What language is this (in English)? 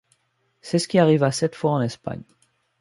French